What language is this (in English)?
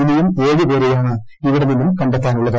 Malayalam